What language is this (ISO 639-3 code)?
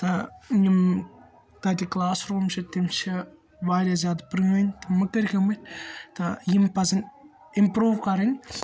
kas